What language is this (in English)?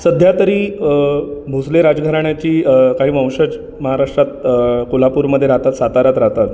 Marathi